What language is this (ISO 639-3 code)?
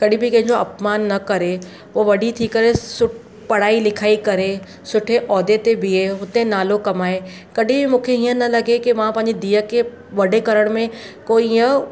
snd